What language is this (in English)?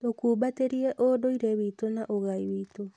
Kikuyu